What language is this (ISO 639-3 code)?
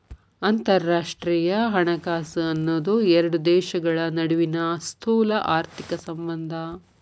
kan